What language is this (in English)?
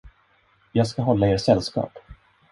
Swedish